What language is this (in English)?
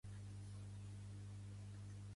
Catalan